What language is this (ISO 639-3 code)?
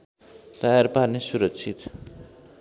nep